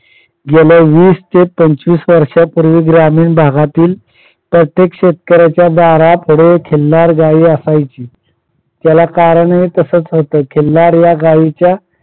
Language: Marathi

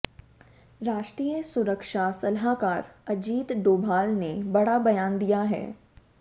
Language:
Hindi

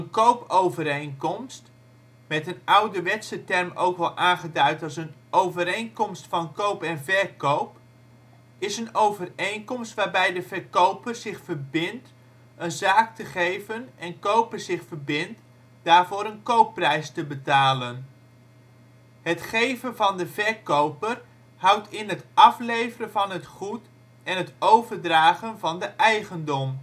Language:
Dutch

